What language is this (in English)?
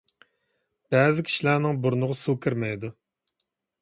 Uyghur